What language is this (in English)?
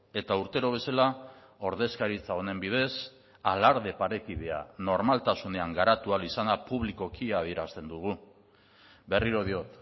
Basque